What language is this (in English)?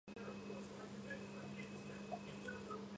Georgian